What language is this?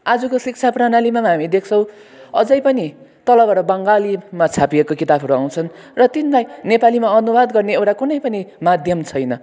Nepali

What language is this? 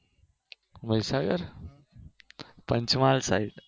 Gujarati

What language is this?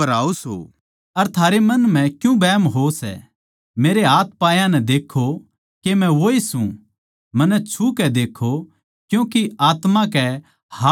Haryanvi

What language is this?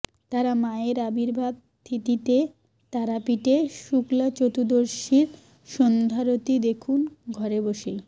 Bangla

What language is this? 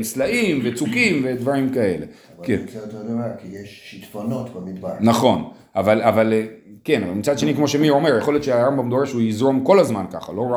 Hebrew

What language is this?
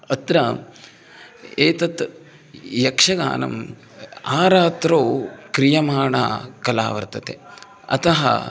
Sanskrit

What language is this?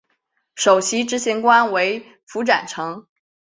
Chinese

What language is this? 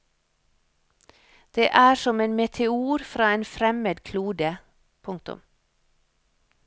Norwegian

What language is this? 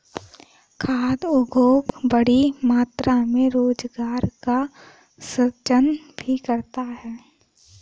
Hindi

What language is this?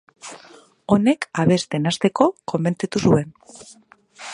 Basque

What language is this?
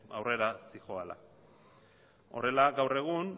Basque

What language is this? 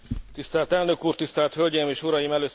Hungarian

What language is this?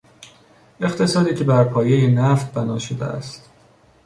Persian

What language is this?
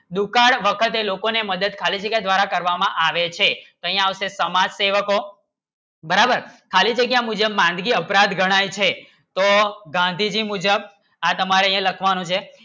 Gujarati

